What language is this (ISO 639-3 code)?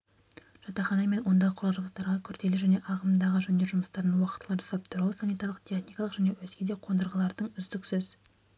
kaz